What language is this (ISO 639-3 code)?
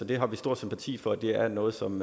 dan